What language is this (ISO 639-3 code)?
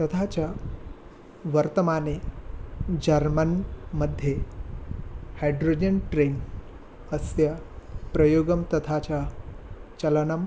san